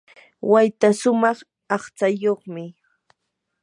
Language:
Yanahuanca Pasco Quechua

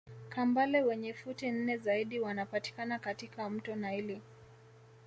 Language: Swahili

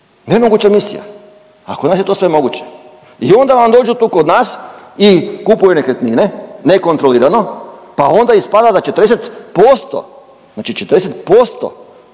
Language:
Croatian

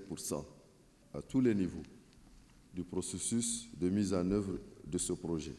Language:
French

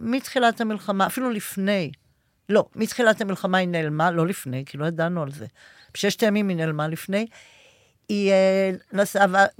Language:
Hebrew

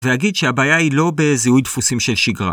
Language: Hebrew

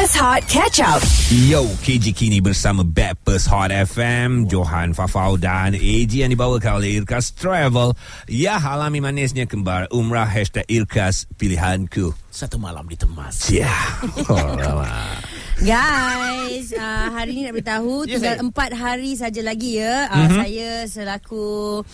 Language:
Malay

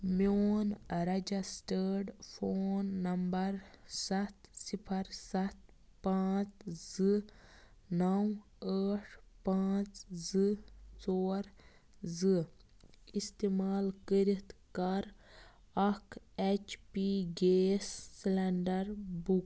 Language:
Kashmiri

